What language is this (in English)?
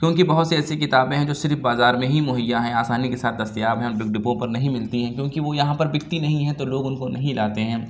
Urdu